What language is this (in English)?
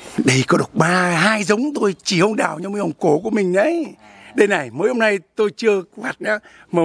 Vietnamese